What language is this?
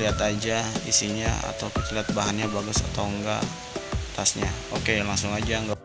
Indonesian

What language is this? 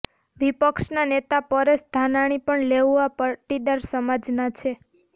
Gujarati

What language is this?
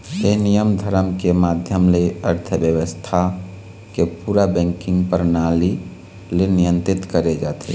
Chhattisgarhi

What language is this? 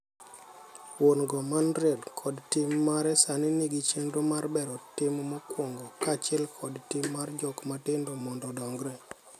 Luo (Kenya and Tanzania)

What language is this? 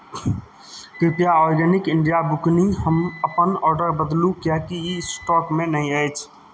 Maithili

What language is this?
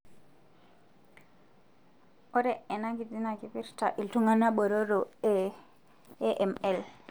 Masai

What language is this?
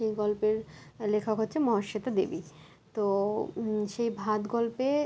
Bangla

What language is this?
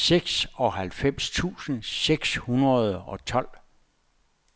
Danish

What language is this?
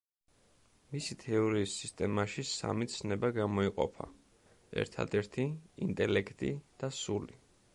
Georgian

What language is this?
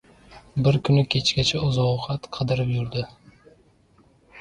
Uzbek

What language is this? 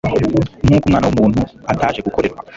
Kinyarwanda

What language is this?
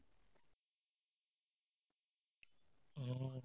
Assamese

